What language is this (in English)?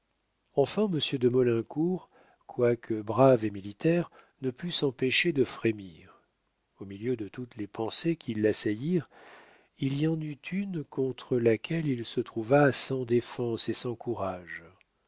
French